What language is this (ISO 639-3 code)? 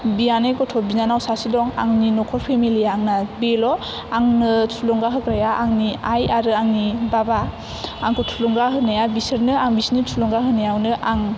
brx